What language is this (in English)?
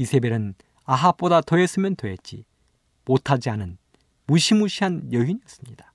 Korean